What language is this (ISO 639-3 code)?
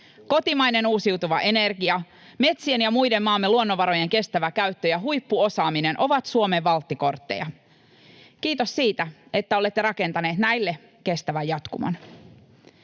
fin